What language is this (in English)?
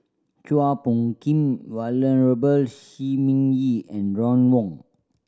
English